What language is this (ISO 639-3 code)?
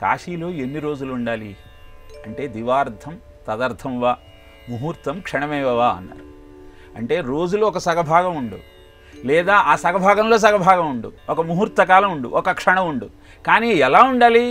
tel